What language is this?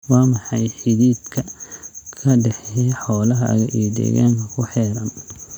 Somali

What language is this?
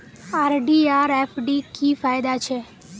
Magahi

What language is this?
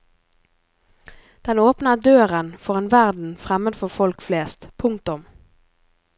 Norwegian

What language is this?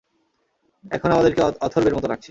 Bangla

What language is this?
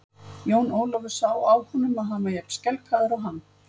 Icelandic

